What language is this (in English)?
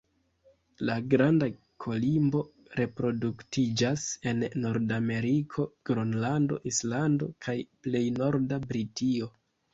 Esperanto